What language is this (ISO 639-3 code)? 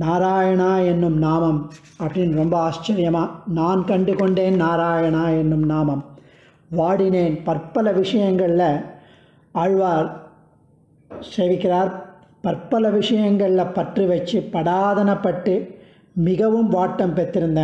ara